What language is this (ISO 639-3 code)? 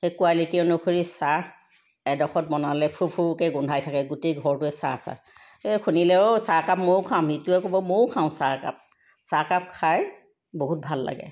asm